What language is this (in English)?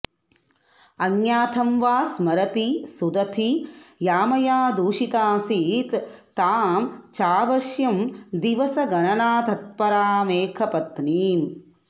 Sanskrit